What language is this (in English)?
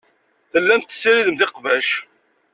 Kabyle